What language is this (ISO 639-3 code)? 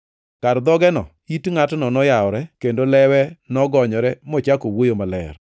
luo